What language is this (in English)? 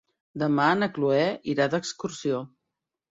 Catalan